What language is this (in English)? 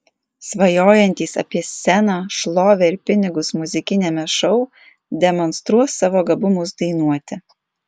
Lithuanian